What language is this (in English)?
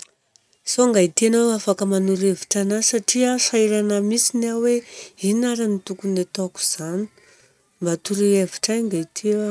Southern Betsimisaraka Malagasy